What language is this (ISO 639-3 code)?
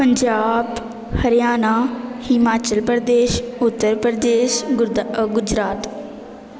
pan